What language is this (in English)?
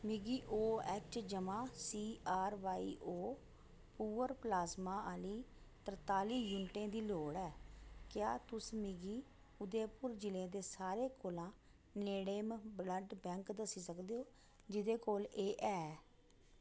Dogri